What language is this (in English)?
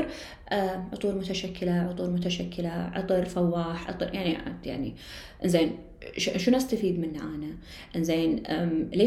Arabic